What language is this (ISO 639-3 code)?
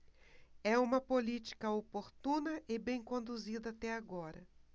por